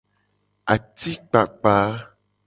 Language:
Gen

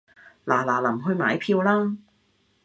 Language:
Cantonese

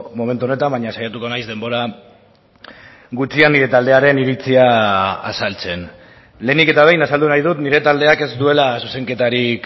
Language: Basque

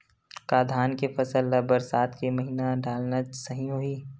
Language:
Chhattisgarhi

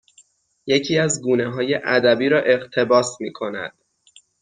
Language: Persian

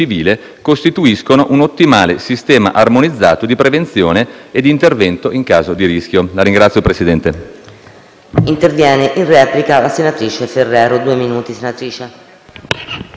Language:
Italian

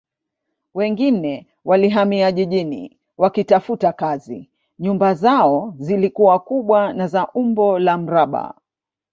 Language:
Swahili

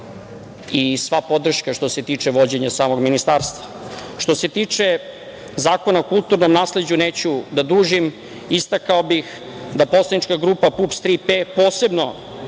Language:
Serbian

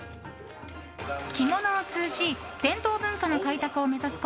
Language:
Japanese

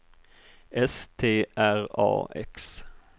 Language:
Swedish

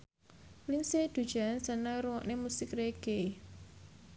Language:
Javanese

